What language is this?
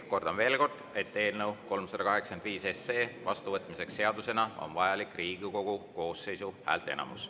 Estonian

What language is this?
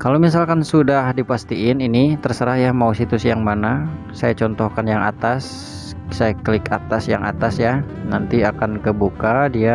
Indonesian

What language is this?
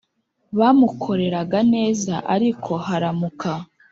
Kinyarwanda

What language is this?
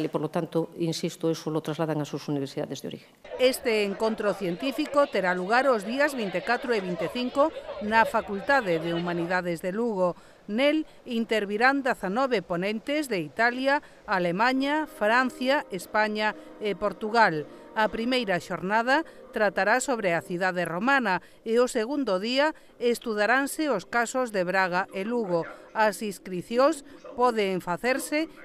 Spanish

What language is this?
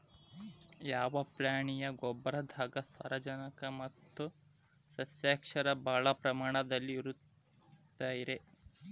Kannada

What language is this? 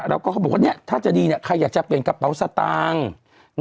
Thai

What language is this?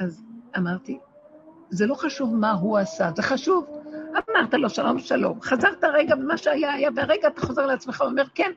Hebrew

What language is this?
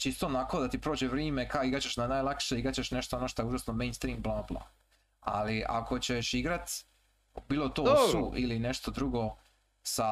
Croatian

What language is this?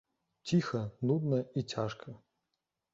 Belarusian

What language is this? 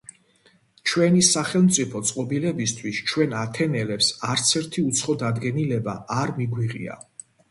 Georgian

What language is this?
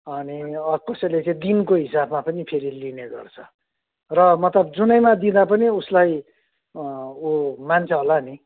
Nepali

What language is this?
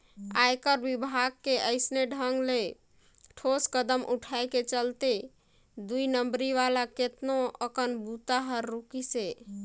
Chhattisgarhi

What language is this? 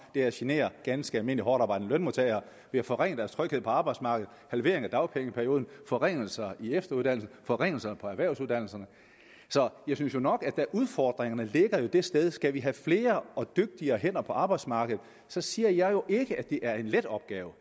Danish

